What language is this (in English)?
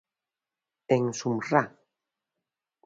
Galician